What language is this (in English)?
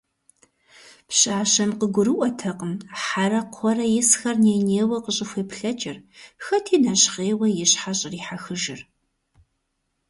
Kabardian